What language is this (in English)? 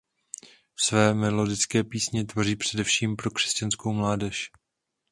Czech